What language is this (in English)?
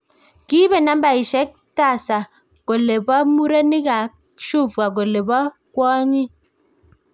Kalenjin